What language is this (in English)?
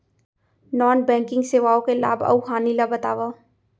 Chhattisgarhi